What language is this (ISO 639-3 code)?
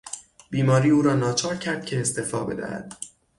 fas